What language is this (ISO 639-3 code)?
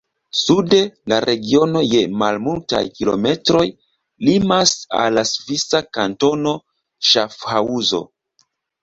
epo